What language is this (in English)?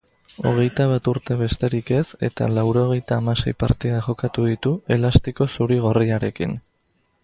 Basque